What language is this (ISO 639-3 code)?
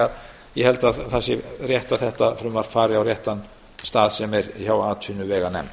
isl